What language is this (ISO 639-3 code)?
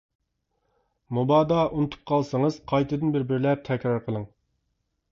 uig